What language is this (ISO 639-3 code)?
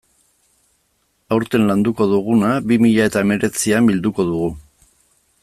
eus